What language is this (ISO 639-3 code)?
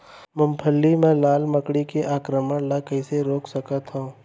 hne